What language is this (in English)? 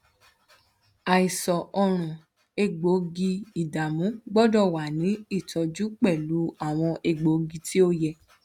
Yoruba